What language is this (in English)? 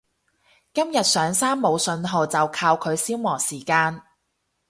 Cantonese